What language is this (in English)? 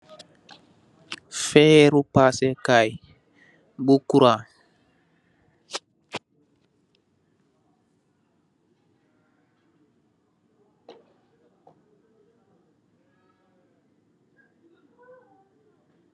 Wolof